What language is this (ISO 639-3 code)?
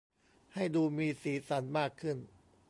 tha